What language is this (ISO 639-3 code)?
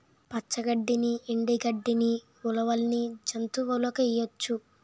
tel